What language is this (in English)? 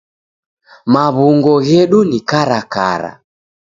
Taita